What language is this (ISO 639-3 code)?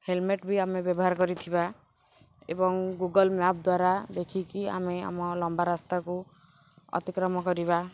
ori